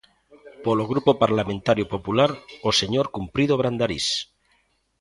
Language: Galician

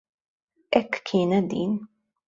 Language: Maltese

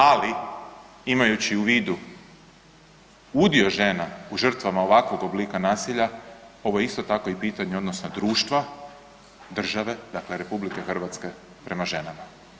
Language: Croatian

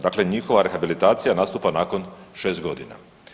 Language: Croatian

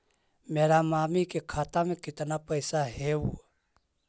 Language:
Magahi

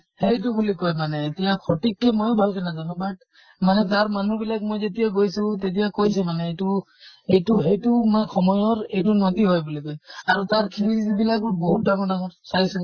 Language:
Assamese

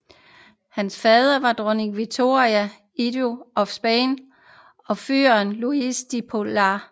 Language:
Danish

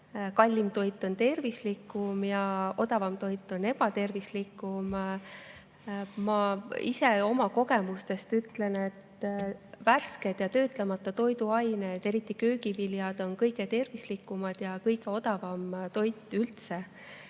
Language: Estonian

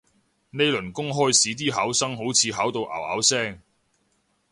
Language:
Cantonese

